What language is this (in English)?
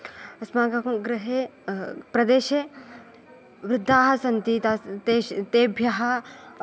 Sanskrit